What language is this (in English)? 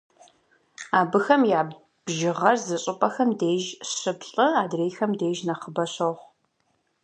Kabardian